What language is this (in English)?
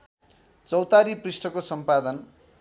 Nepali